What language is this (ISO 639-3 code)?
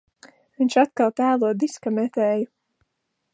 lav